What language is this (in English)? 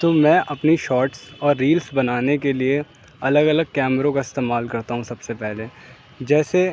Urdu